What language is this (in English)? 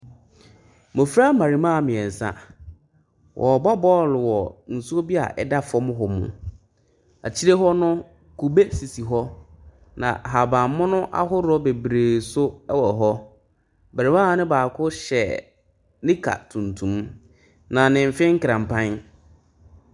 Akan